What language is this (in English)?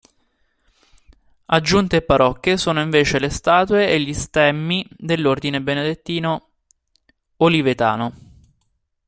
Italian